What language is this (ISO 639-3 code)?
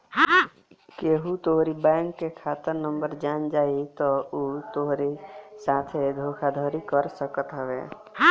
bho